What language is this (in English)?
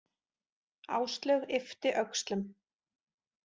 Icelandic